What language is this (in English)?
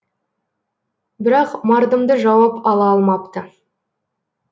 Kazakh